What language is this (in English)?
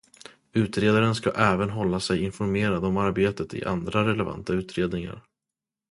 Swedish